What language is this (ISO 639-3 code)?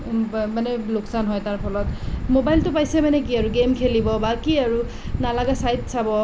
asm